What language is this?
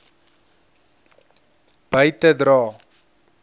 Afrikaans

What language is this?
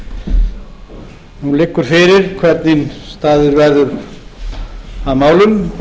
Icelandic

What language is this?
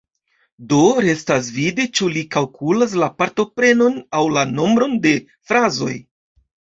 Esperanto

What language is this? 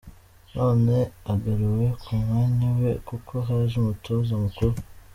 Kinyarwanda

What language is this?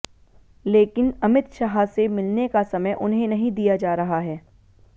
Hindi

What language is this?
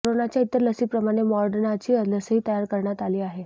Marathi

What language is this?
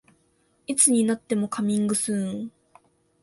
Japanese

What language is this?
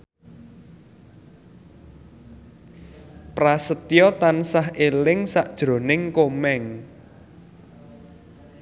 Javanese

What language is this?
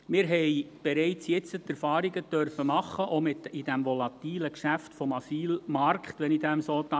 Swiss German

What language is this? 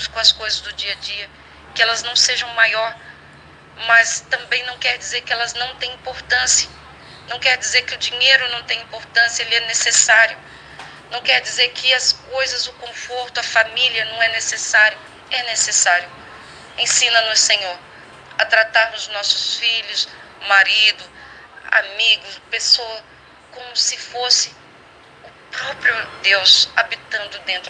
Portuguese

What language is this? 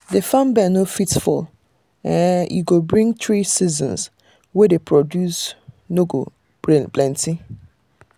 Nigerian Pidgin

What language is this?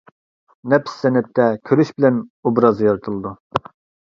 Uyghur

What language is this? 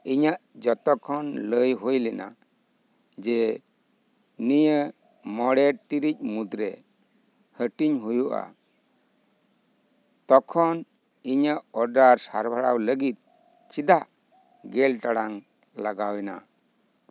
Santali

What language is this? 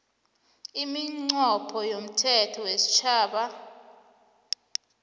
South Ndebele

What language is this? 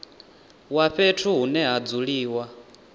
Venda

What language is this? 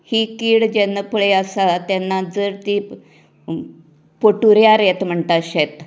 Konkani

